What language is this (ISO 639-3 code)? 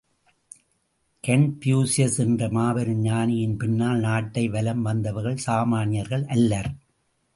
tam